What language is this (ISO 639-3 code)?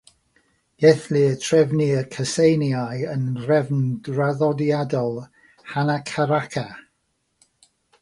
cym